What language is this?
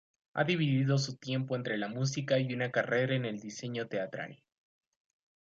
Spanish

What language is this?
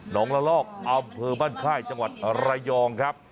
Thai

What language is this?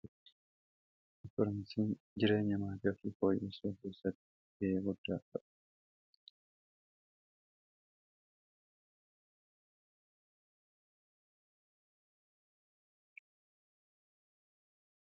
Oromo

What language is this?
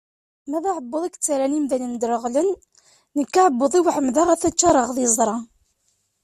Kabyle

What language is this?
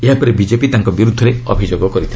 Odia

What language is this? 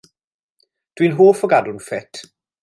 Welsh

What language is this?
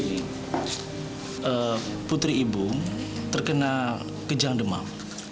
Indonesian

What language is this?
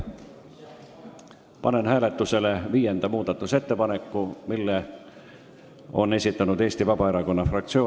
Estonian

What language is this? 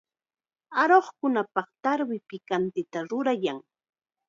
Chiquián Ancash Quechua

